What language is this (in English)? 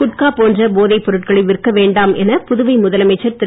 Tamil